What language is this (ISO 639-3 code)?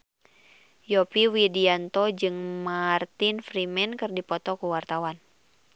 sun